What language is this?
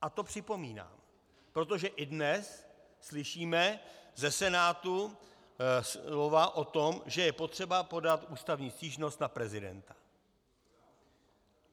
Czech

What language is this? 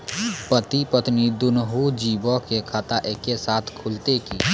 Maithili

